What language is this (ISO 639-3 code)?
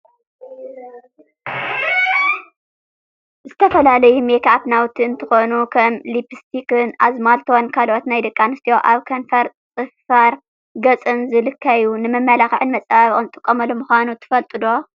tir